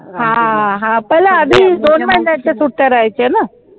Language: Marathi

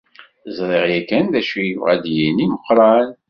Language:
Kabyle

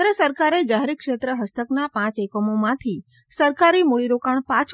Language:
Gujarati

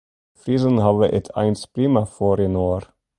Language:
Western Frisian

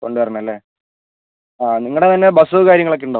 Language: Malayalam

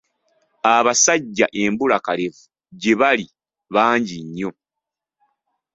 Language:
Ganda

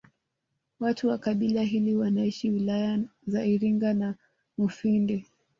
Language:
Swahili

